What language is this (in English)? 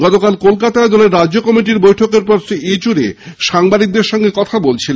Bangla